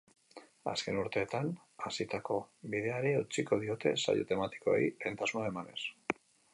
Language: Basque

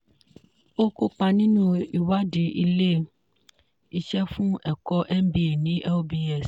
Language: Yoruba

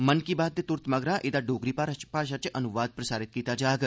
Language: Dogri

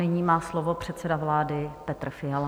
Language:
Czech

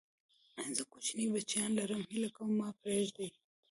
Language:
Pashto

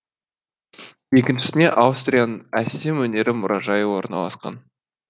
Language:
Kazakh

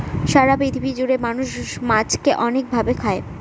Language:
Bangla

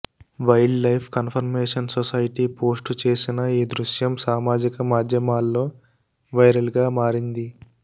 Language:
Telugu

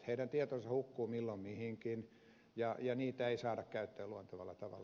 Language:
Finnish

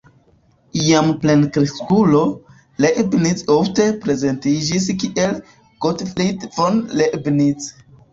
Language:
Esperanto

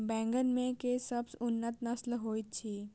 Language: Maithili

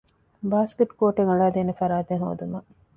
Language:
Divehi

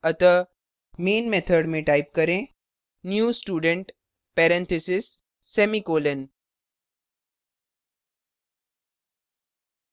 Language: Hindi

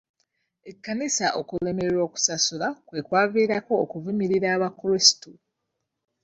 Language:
Ganda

